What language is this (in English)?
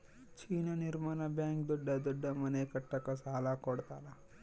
Kannada